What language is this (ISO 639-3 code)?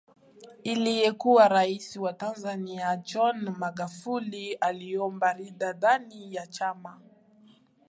swa